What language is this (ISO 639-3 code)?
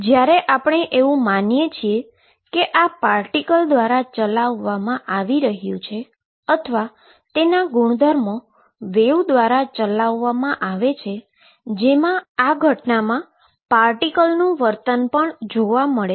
guj